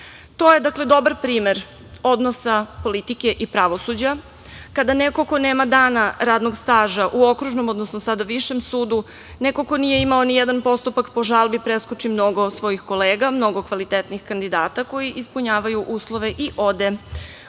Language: Serbian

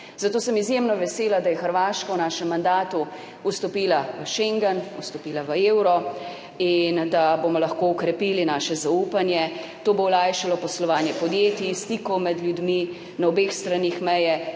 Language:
Slovenian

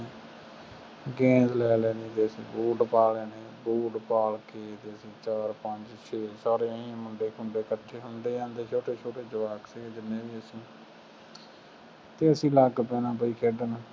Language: Punjabi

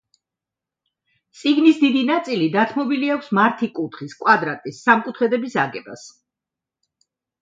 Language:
Georgian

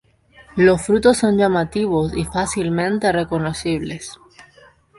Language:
Spanish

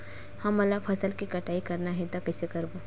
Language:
Chhattisgarhi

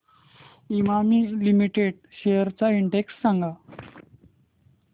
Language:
Marathi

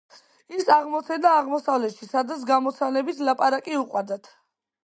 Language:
Georgian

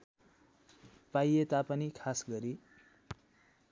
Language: Nepali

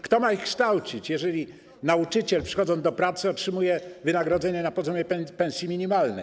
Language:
Polish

